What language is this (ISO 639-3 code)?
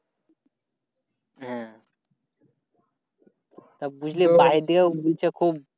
ben